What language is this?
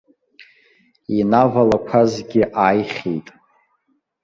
Abkhazian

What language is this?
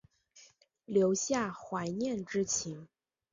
Chinese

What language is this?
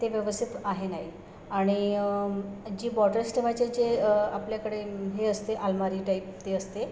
Marathi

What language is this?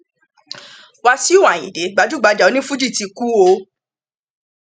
Yoruba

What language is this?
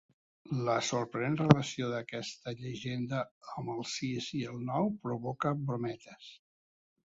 Catalan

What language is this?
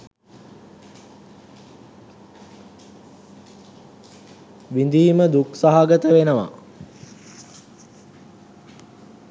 Sinhala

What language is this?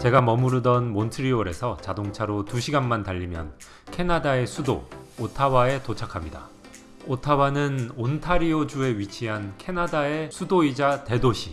Korean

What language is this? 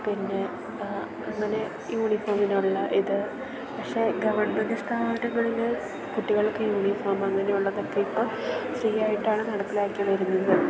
Malayalam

